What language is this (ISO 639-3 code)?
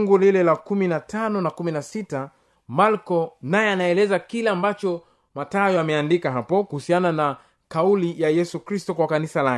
swa